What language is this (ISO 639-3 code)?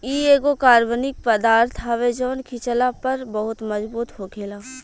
bho